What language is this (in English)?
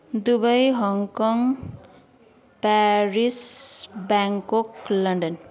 Nepali